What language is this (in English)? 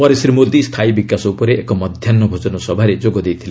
Odia